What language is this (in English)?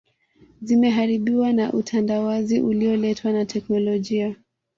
Swahili